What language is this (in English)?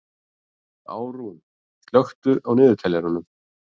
Icelandic